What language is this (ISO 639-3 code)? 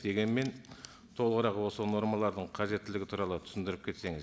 kaz